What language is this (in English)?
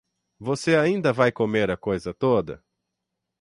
Portuguese